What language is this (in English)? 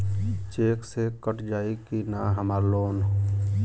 Bhojpuri